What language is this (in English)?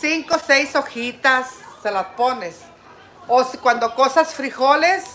Spanish